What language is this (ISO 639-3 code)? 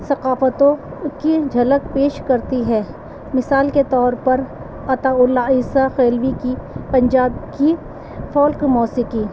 urd